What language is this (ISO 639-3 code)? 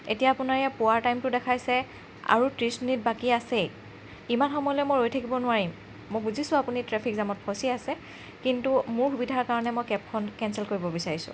asm